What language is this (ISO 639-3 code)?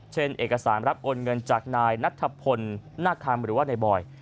tha